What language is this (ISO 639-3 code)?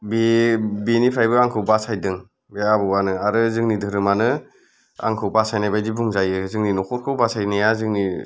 brx